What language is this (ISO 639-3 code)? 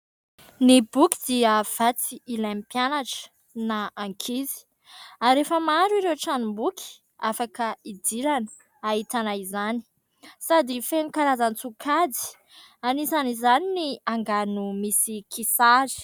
mlg